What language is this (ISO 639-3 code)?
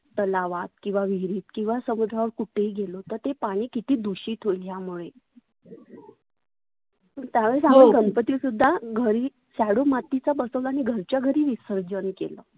mar